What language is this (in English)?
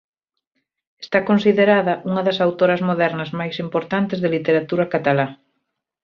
Galician